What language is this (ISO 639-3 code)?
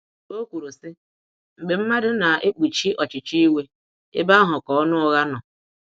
ibo